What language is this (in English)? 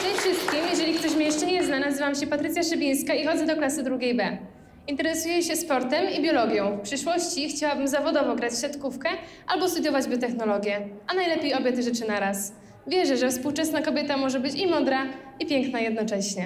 Polish